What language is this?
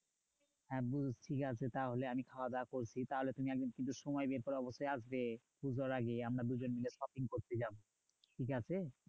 Bangla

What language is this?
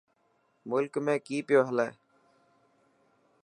Dhatki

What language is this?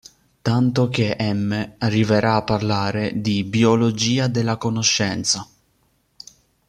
Italian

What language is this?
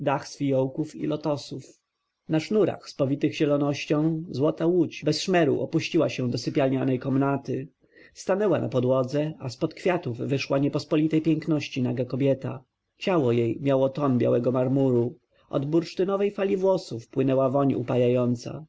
Polish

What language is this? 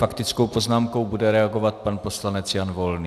Czech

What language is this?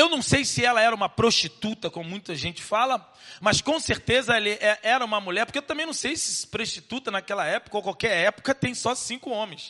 Portuguese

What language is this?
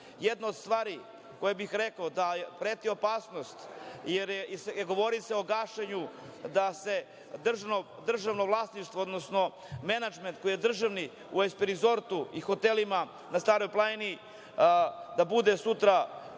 Serbian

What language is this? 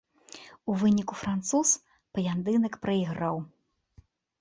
Belarusian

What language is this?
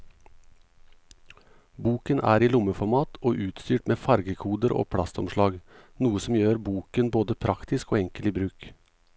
Norwegian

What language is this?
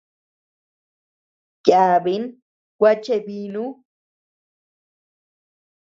Tepeuxila Cuicatec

